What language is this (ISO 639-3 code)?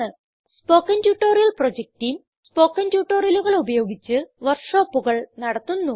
mal